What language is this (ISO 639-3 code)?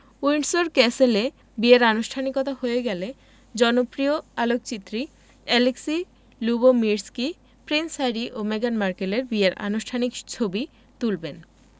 ben